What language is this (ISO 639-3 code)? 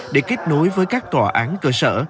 vie